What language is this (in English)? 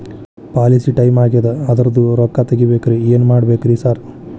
Kannada